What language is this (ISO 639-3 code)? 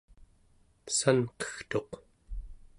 esu